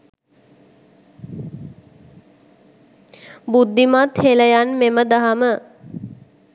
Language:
Sinhala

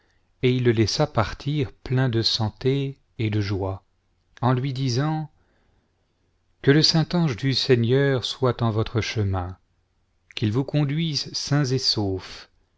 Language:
French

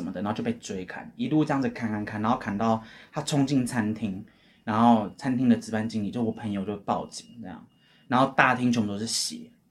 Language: Chinese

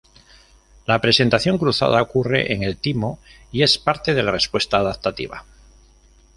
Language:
Spanish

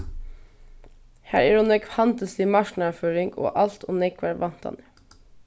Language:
Faroese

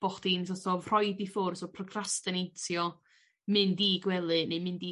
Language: Welsh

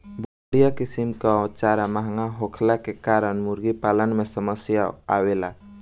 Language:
Bhojpuri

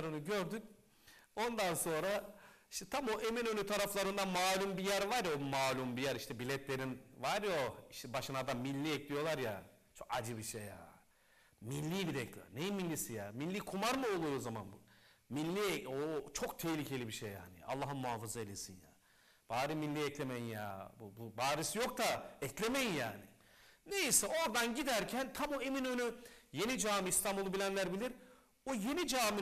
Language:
Turkish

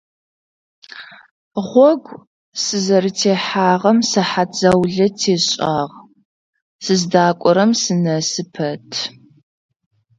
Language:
Adyghe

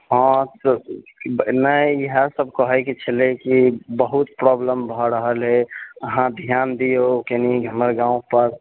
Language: Maithili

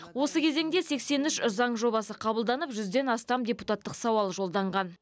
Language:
Kazakh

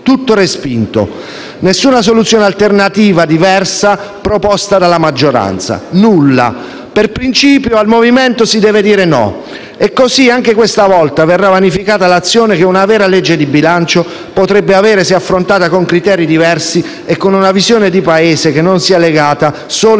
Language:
Italian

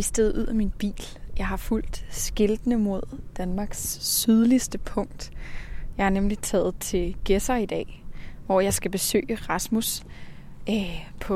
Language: Danish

